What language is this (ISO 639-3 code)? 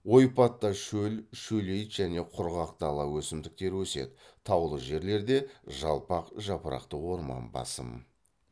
kaz